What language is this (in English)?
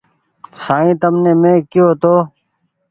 Goaria